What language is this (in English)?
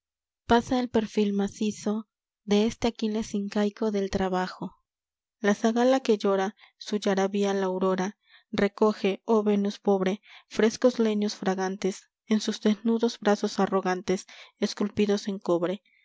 Spanish